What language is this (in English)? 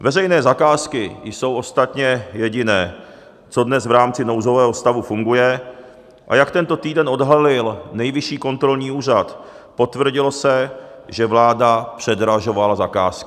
Czech